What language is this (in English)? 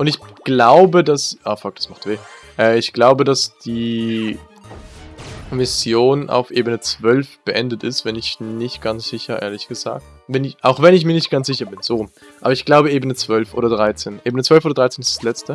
German